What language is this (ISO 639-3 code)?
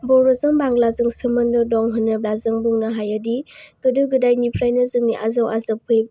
brx